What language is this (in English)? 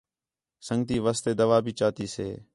Khetrani